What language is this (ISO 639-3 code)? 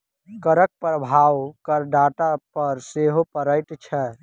mai